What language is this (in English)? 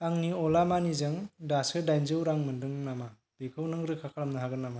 Bodo